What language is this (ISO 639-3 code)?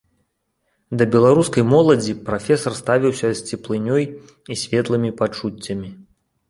bel